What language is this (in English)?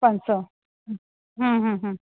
Sindhi